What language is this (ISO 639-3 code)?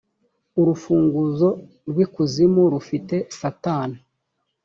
kin